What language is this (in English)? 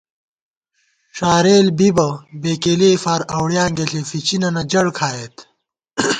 Gawar-Bati